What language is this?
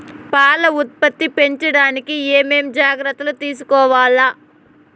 Telugu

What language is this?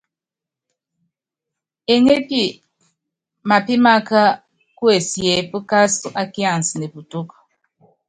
Yangben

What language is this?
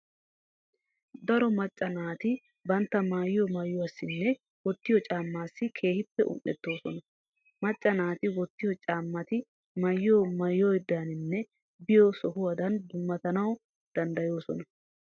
Wolaytta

